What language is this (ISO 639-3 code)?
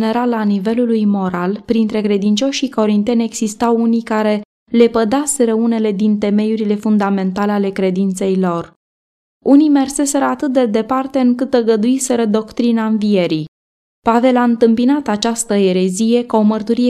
ron